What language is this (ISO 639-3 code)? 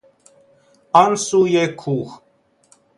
fas